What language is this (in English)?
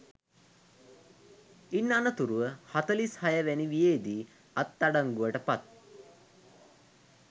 Sinhala